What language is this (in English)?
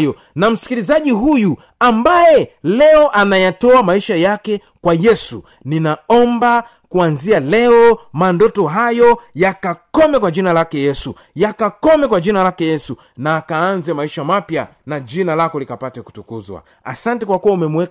Swahili